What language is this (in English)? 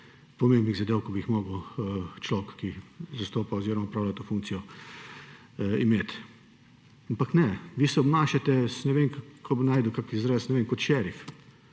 Slovenian